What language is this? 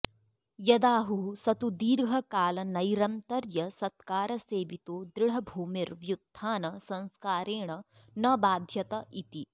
Sanskrit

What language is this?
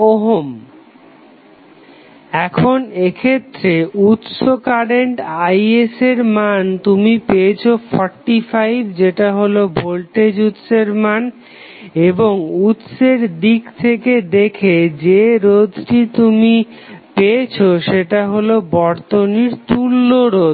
Bangla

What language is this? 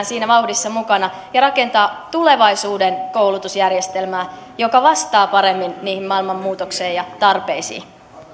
Finnish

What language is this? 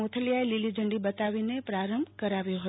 Gujarati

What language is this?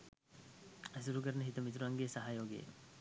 Sinhala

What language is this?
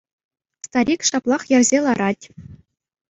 Chuvash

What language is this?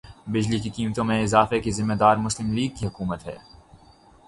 Urdu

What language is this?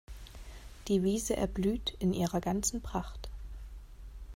German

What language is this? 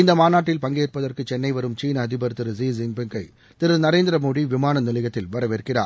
Tamil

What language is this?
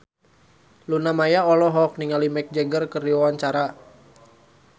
Sundanese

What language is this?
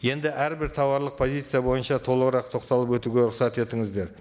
Kazakh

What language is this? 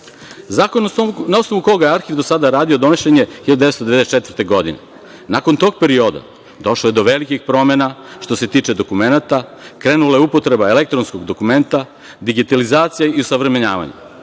Serbian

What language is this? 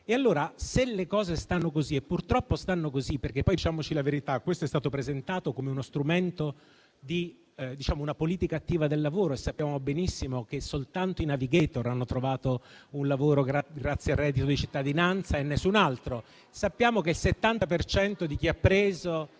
Italian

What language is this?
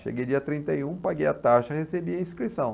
Portuguese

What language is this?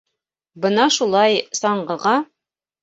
Bashkir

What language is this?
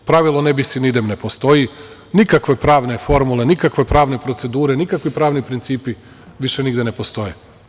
Serbian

